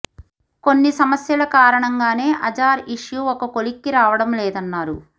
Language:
Telugu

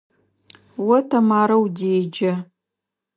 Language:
Adyghe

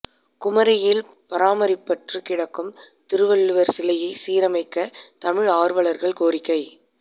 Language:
Tamil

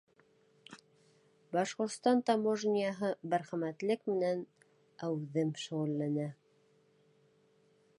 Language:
Bashkir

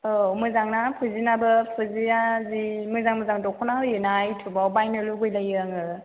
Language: Bodo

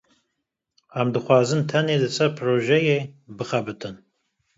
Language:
Kurdish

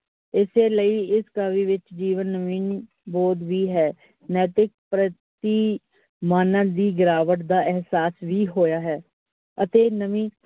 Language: Punjabi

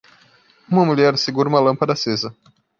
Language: Portuguese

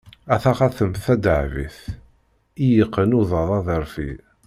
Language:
Kabyle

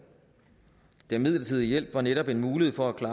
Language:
Danish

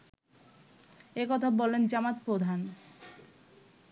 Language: Bangla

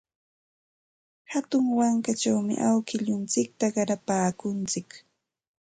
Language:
Santa Ana de Tusi Pasco Quechua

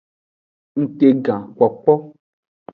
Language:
Aja (Benin)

